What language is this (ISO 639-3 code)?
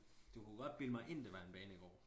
dan